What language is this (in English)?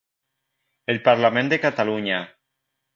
Catalan